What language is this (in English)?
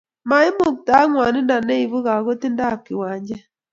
Kalenjin